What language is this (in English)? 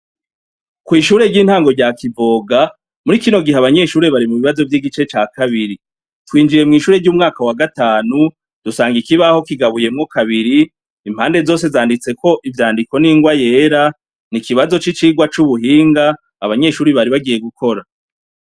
Rundi